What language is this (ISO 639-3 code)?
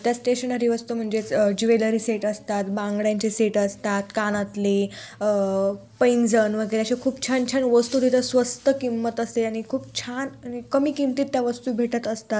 mar